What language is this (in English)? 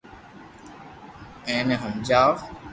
Loarki